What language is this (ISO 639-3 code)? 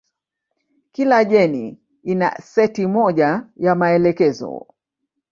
swa